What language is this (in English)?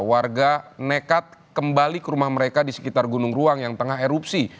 Indonesian